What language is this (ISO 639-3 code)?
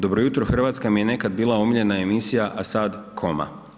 hrv